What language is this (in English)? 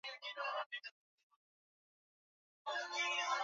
Swahili